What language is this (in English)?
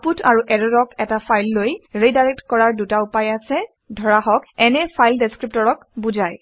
Assamese